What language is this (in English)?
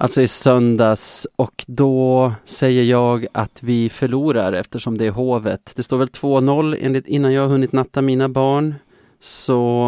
Swedish